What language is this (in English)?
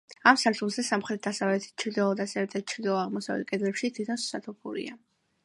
Georgian